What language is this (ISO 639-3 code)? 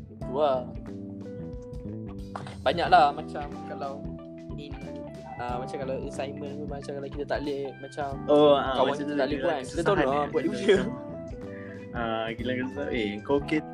msa